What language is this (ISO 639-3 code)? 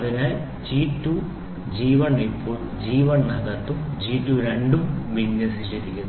mal